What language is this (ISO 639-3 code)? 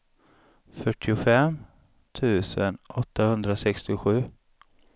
swe